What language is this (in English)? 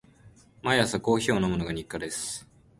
Japanese